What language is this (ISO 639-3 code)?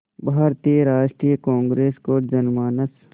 hin